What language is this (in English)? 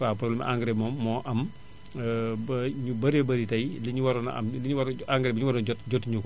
Wolof